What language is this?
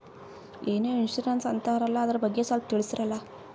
Kannada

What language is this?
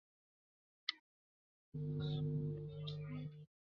Chinese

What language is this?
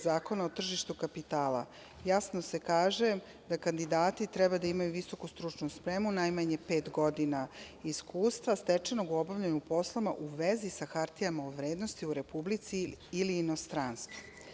Serbian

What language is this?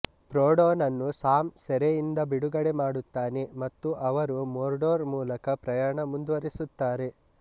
Kannada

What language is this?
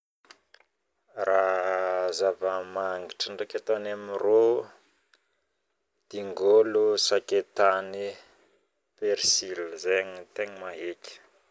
Northern Betsimisaraka Malagasy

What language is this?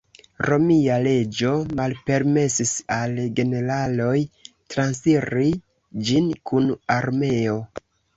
Esperanto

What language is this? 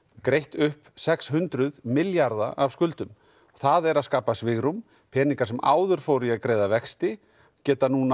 Icelandic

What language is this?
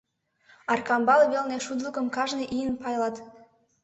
Mari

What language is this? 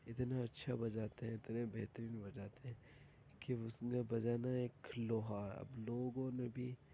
Urdu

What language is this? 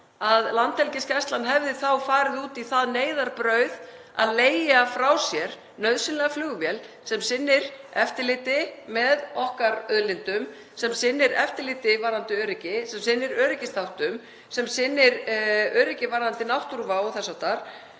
Icelandic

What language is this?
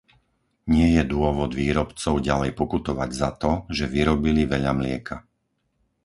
Slovak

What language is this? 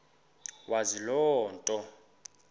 Xhosa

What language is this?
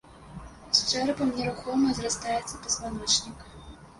Belarusian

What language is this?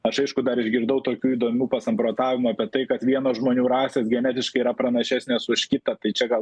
Lithuanian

